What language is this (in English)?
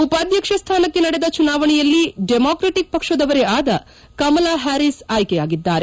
Kannada